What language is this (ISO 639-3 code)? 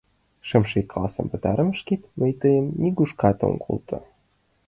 chm